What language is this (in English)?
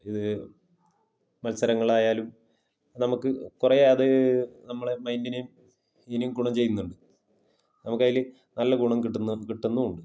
Malayalam